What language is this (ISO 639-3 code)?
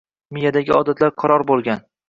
uzb